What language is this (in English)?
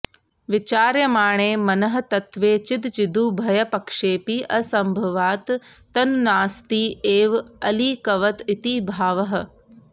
Sanskrit